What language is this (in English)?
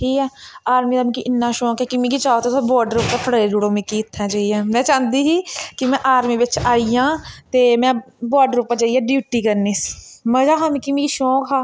Dogri